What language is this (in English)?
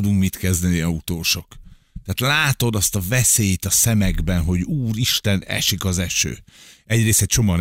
Hungarian